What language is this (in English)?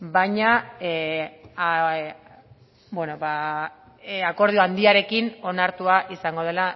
Basque